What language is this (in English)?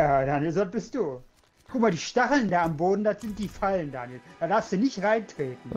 German